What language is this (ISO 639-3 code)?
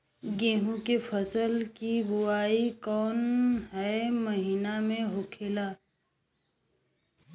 bho